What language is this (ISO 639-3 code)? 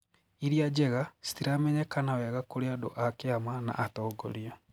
kik